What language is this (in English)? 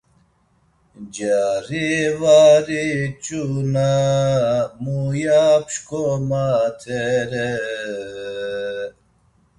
Laz